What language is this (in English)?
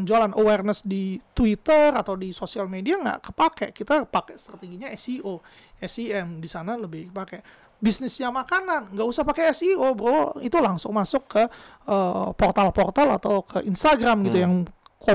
Indonesian